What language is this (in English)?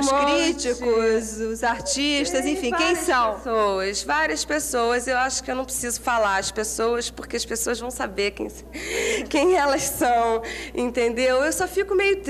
Portuguese